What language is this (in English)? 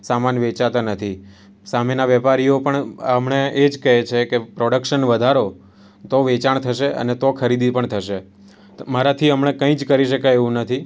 Gujarati